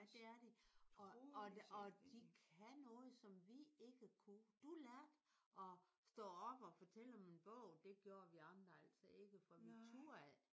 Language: Danish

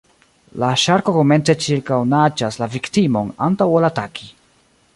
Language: Esperanto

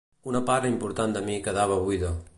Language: Catalan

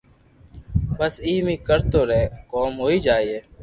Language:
Loarki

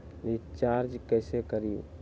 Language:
Magahi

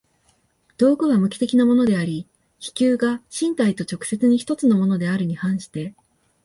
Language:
Japanese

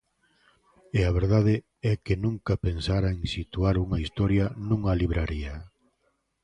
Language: Galician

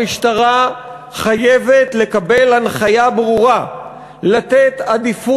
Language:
Hebrew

